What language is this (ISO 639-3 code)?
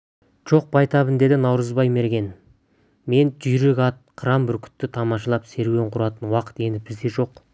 kaz